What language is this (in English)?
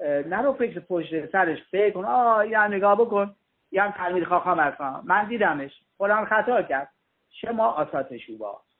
Persian